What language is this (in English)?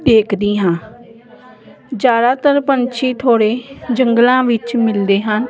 Punjabi